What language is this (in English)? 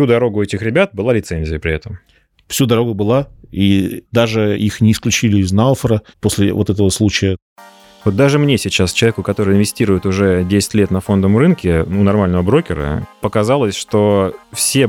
Russian